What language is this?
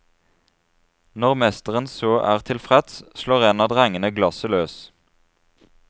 Norwegian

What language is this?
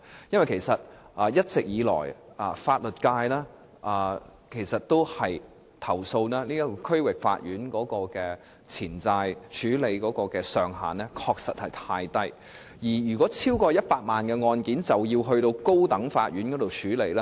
Cantonese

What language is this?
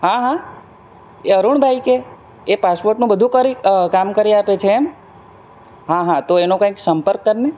Gujarati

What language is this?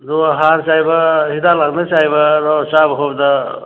Manipuri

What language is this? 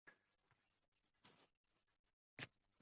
Uzbek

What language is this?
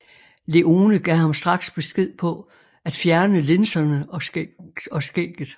Danish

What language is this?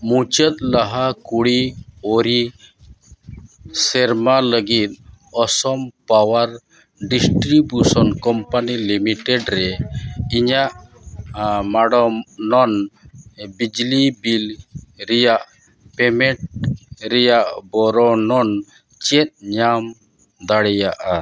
Santali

